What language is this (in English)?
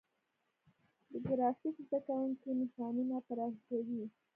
Pashto